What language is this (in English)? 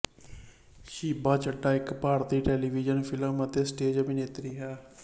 Punjabi